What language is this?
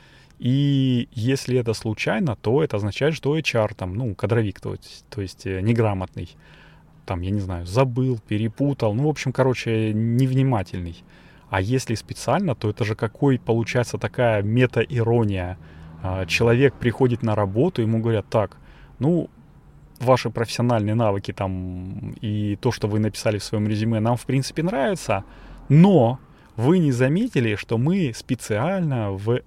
Russian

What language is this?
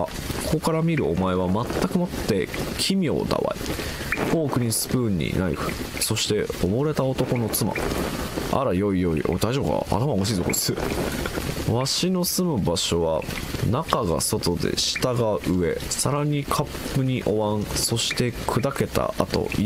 Japanese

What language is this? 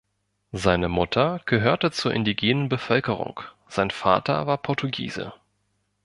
German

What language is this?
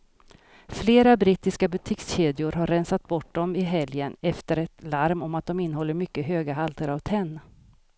Swedish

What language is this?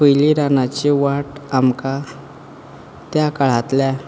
Konkani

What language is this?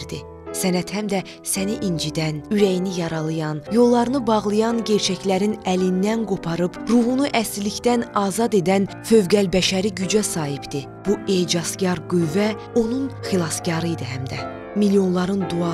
Turkish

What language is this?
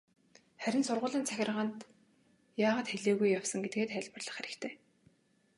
Mongolian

